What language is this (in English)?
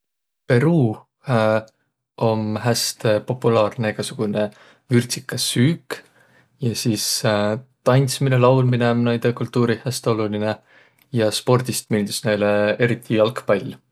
Võro